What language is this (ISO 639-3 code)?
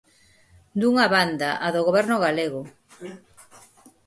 glg